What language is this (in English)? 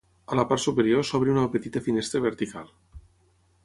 Catalan